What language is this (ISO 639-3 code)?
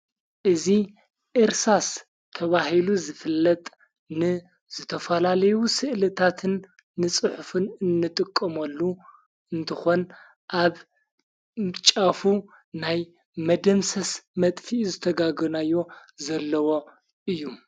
tir